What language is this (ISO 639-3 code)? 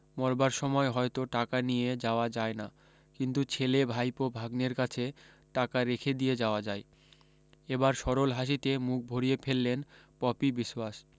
ben